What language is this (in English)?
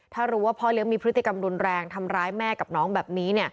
Thai